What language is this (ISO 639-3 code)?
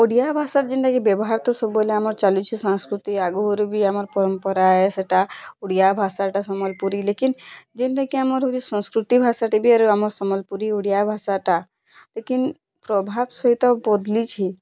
ori